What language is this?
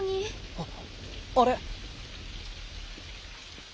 Japanese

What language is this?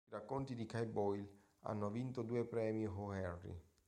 Italian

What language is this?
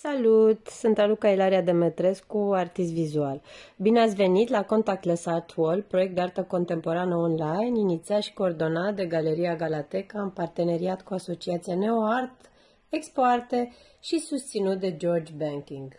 Romanian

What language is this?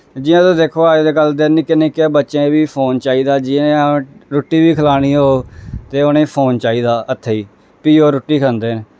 Dogri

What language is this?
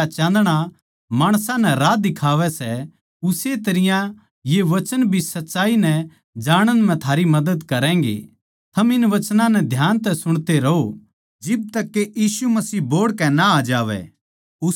Haryanvi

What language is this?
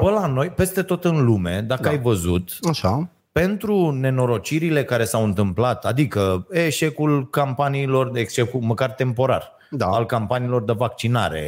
Romanian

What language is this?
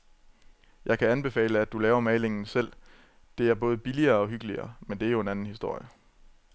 Danish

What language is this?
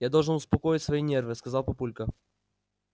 Russian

